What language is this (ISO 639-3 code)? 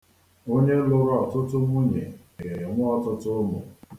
ibo